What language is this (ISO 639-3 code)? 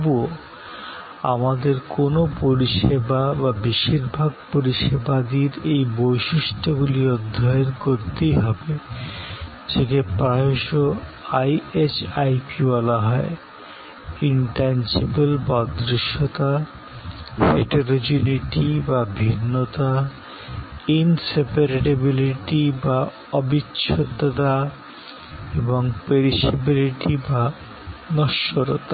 ben